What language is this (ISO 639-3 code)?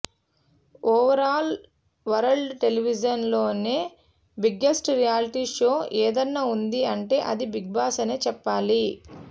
tel